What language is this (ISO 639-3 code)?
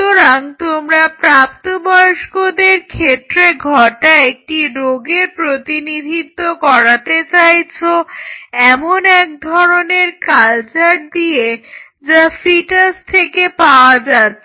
ben